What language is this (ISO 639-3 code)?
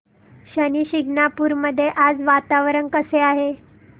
mar